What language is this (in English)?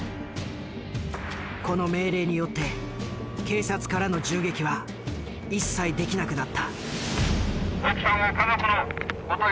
Japanese